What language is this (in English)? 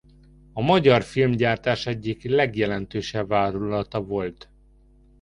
Hungarian